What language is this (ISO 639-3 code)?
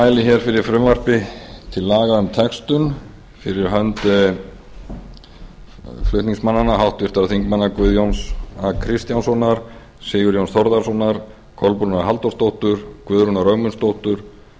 isl